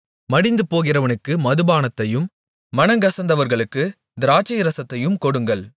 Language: Tamil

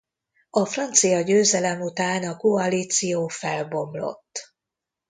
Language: Hungarian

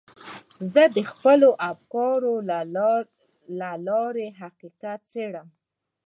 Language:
Pashto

